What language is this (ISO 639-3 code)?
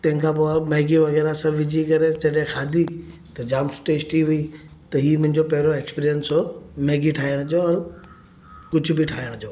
snd